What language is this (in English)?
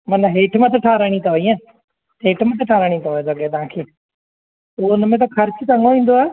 Sindhi